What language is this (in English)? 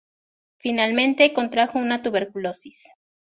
Spanish